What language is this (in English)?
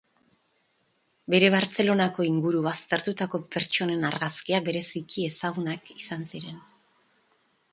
Basque